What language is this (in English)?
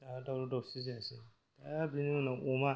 Bodo